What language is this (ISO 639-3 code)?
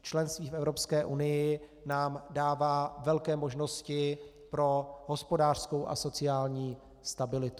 ces